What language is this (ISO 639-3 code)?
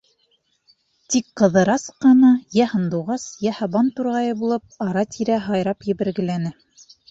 bak